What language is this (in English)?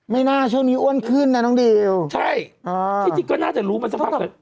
Thai